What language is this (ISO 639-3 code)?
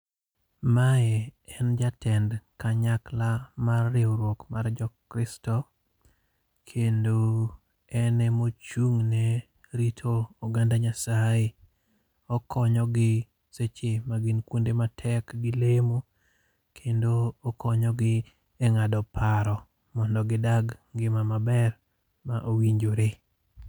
luo